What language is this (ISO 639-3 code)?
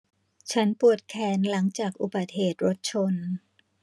tha